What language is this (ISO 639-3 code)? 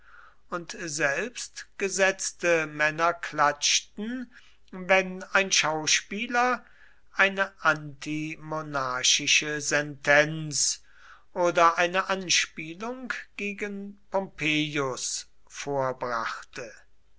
deu